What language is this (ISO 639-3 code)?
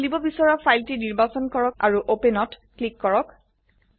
asm